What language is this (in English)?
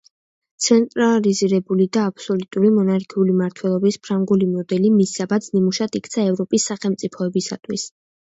Georgian